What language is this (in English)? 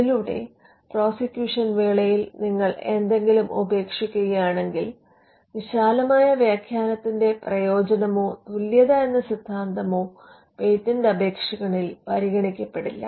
Malayalam